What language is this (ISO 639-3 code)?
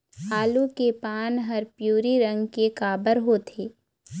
hne